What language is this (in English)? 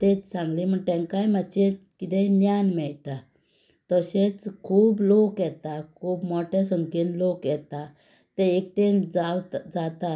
Konkani